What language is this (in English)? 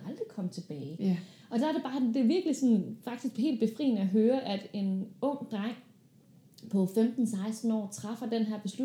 Danish